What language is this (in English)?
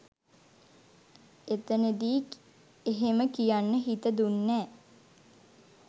Sinhala